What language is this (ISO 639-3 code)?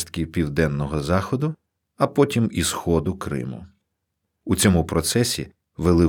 ukr